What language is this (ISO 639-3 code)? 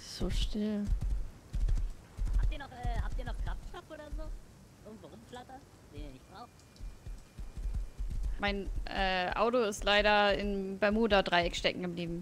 deu